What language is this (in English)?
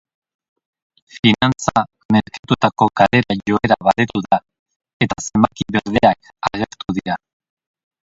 Basque